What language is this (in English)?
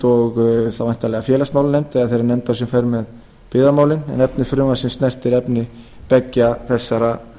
Icelandic